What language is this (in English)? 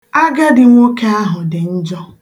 Igbo